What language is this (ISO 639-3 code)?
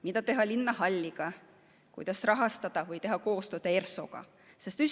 est